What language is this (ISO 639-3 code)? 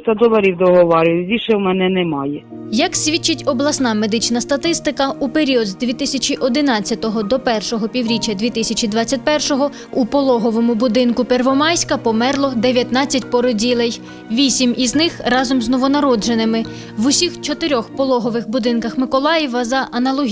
ukr